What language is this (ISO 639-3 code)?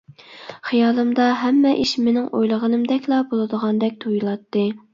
uig